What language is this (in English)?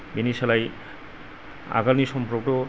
Bodo